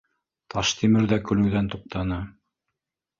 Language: Bashkir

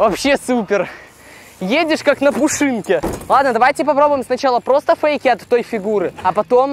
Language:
Russian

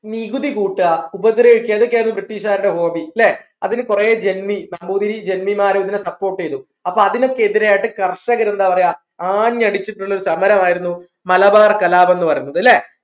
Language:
Malayalam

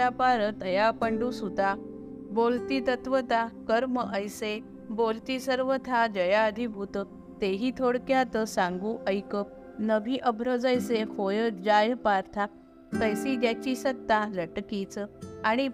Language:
Marathi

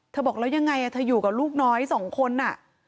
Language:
Thai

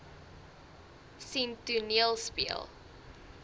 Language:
Afrikaans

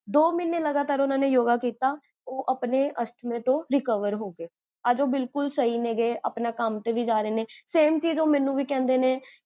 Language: Punjabi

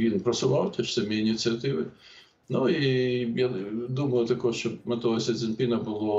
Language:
Ukrainian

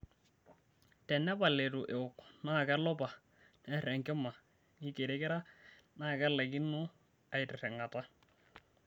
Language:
Masai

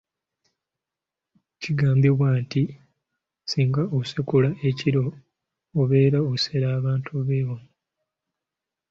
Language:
Ganda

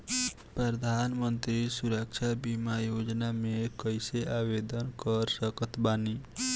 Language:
Bhojpuri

